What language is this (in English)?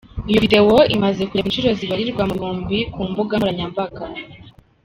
Kinyarwanda